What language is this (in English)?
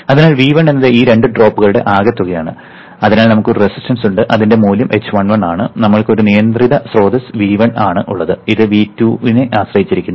Malayalam